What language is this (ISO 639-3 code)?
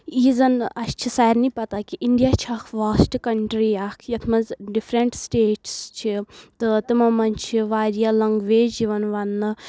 kas